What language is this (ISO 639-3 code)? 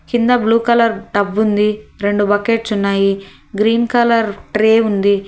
tel